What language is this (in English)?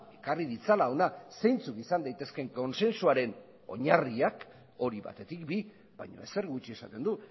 Basque